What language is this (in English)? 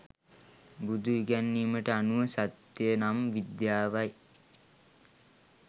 Sinhala